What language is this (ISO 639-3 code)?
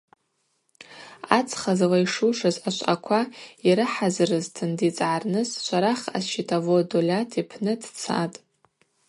abq